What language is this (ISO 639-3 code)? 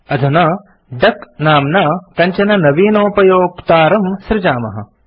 san